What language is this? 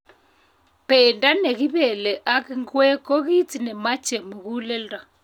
Kalenjin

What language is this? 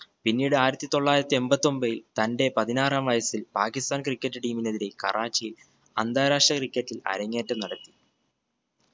Malayalam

